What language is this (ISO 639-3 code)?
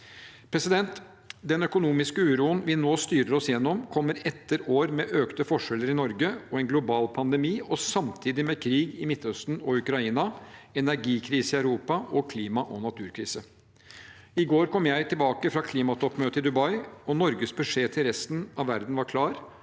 nor